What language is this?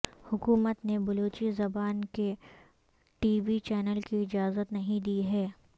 Urdu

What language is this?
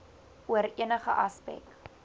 Afrikaans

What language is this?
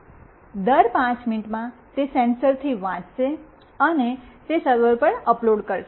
Gujarati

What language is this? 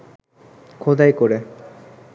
Bangla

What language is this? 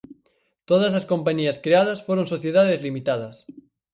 Galician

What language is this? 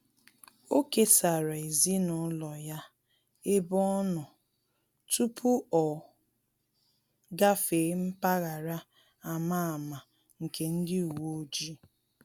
Igbo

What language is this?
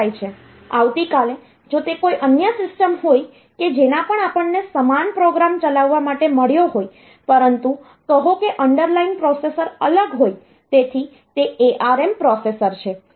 Gujarati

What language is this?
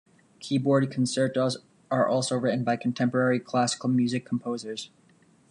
English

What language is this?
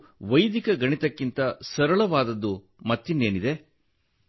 Kannada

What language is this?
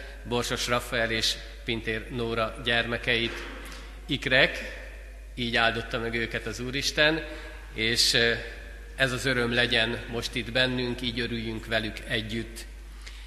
Hungarian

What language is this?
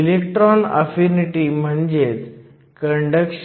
Marathi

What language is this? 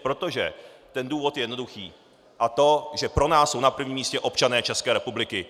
Czech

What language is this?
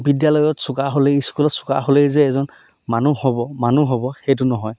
Assamese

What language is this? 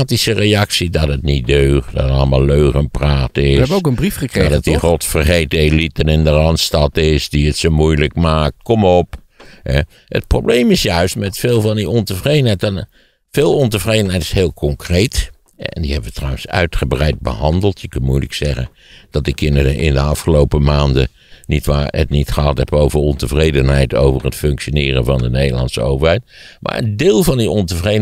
Dutch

